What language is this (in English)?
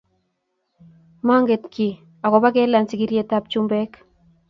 Kalenjin